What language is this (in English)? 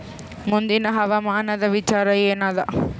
Kannada